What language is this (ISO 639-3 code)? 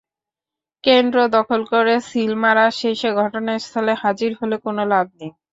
ben